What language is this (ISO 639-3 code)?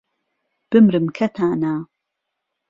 ckb